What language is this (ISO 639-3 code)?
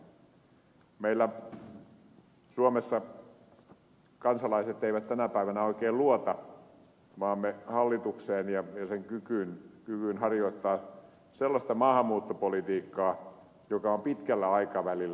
fin